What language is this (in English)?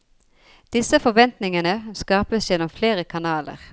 Norwegian